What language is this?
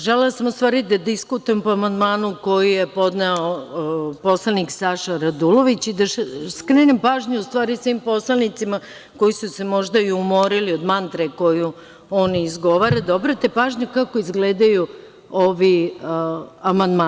Serbian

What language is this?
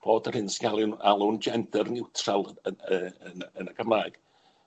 Welsh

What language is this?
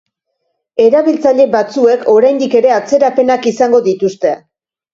Basque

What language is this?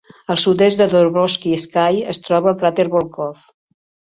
Catalan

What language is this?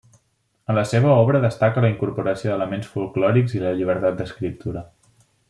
Catalan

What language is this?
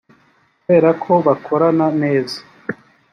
Kinyarwanda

